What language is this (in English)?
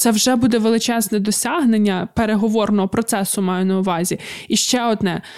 Ukrainian